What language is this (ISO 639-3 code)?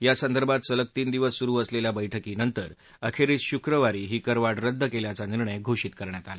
mar